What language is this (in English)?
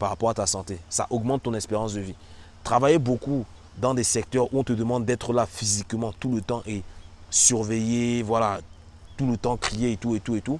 French